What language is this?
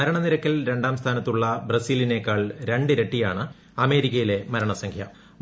Malayalam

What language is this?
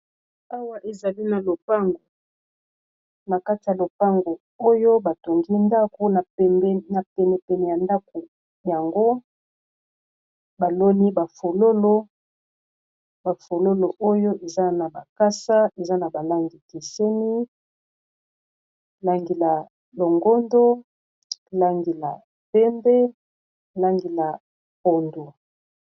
Lingala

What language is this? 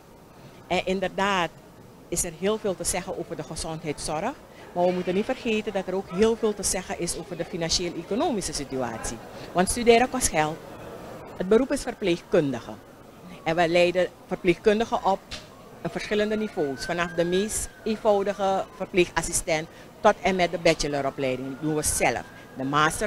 Dutch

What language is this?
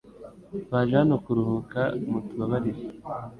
Kinyarwanda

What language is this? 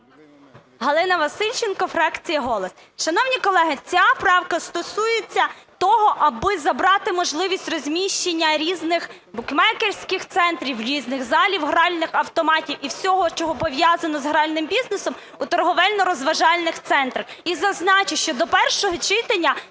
Ukrainian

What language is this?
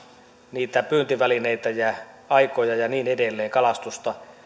Finnish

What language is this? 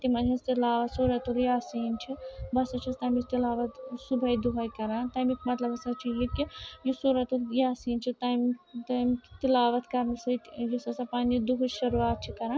Kashmiri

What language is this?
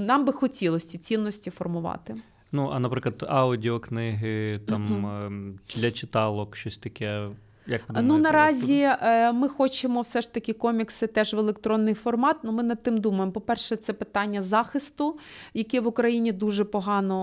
Ukrainian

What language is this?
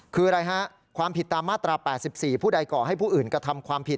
Thai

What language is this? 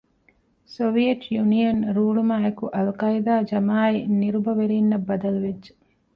Divehi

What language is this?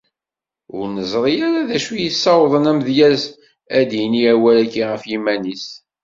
Kabyle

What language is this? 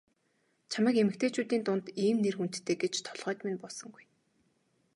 Mongolian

